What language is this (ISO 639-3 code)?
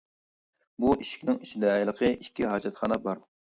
uig